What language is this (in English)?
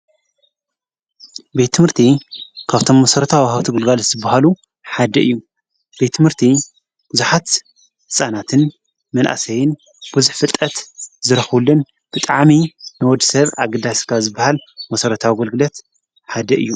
Tigrinya